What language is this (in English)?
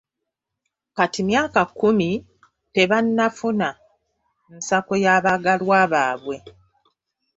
Ganda